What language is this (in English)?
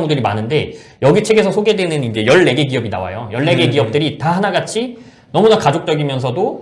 Korean